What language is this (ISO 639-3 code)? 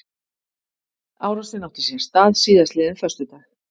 isl